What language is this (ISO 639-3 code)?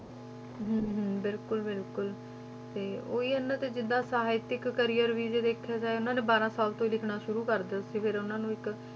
pan